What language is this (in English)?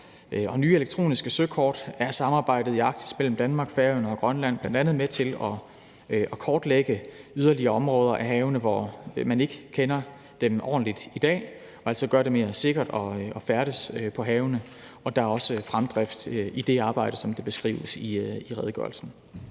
Danish